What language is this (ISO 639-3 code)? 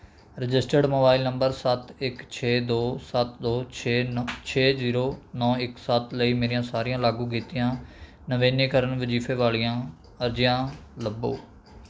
pan